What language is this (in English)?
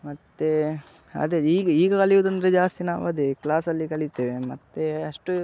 Kannada